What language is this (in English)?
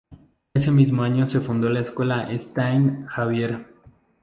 Spanish